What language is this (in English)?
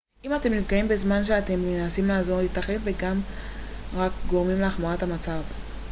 Hebrew